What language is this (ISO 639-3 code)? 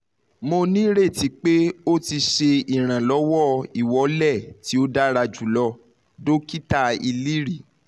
yor